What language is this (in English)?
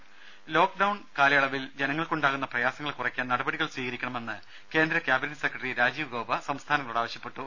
Malayalam